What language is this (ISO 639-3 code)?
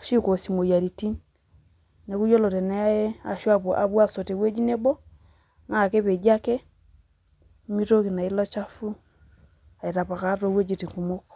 mas